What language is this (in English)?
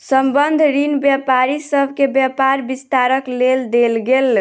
Maithili